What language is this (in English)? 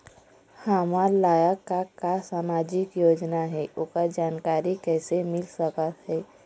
Chhattisgarhi